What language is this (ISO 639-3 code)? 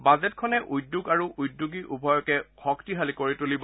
asm